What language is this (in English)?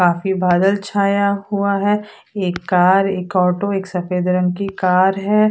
Hindi